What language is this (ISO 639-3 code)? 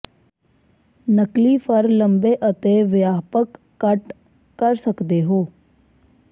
pan